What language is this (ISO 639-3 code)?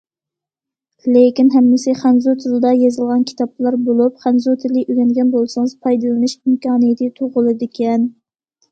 uig